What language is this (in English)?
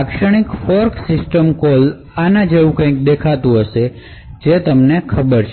Gujarati